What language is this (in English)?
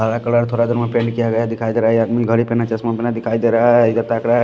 Hindi